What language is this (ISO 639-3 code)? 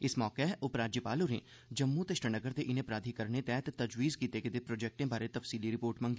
doi